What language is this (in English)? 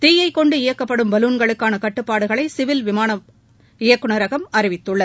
Tamil